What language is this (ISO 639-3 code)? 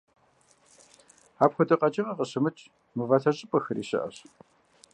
kbd